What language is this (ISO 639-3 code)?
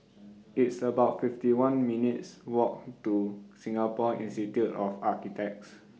eng